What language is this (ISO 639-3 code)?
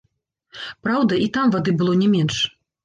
bel